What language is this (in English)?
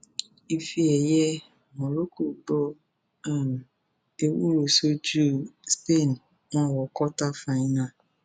Yoruba